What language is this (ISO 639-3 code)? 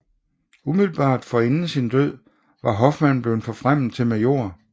dan